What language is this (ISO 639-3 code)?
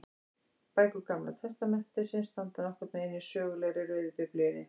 isl